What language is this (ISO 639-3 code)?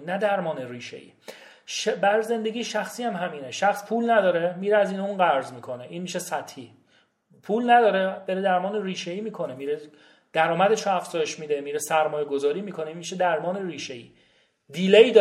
fas